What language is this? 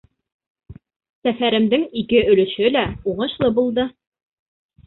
Bashkir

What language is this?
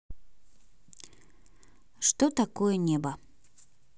Russian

